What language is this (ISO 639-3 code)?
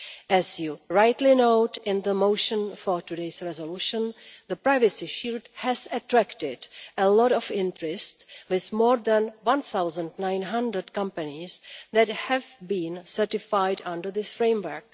eng